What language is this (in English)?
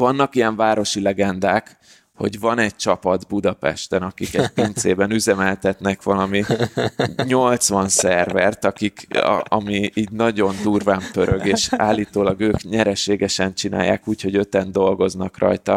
Hungarian